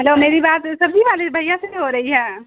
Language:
Urdu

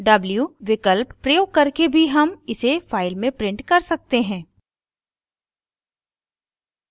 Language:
Hindi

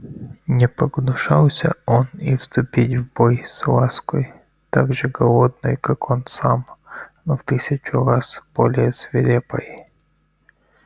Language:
Russian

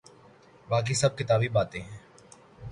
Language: Urdu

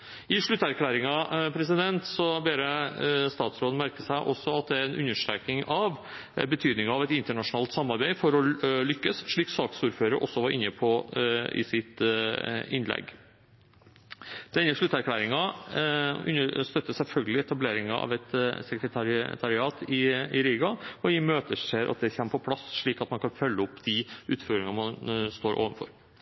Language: Norwegian Bokmål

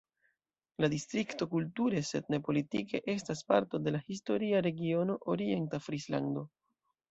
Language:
Esperanto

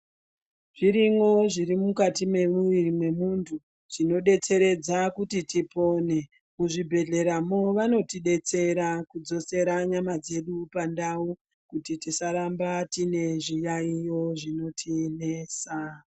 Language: Ndau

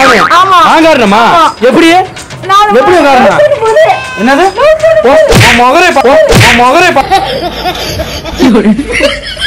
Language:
Thai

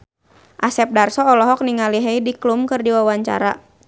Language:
Sundanese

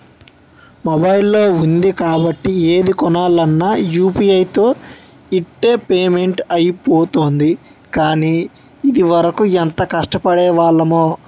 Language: Telugu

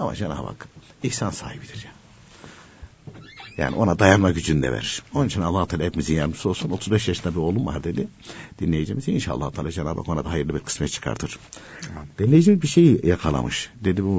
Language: Turkish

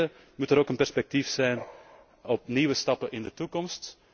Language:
Dutch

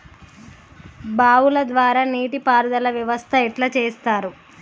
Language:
Telugu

